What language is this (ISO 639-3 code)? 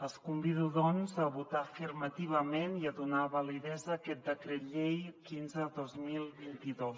cat